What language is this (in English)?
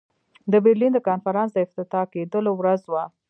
Pashto